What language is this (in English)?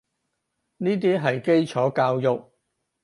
Cantonese